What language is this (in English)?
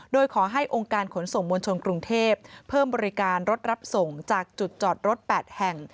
Thai